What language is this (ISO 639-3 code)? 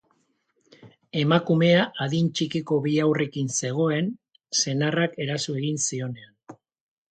eus